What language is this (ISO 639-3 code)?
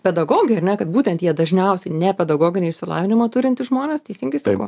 lit